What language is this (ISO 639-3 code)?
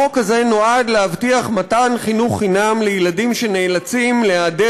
heb